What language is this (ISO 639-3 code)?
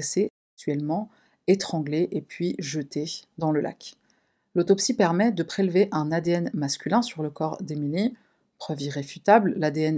fra